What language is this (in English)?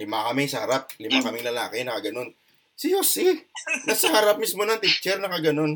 Filipino